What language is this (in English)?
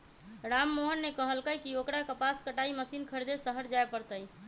Magahi